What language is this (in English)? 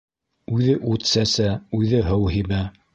Bashkir